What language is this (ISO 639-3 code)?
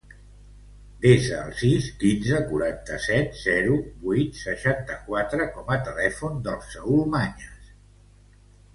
cat